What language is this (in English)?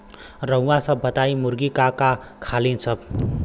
Bhojpuri